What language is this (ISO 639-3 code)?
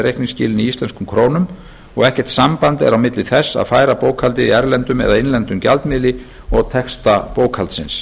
isl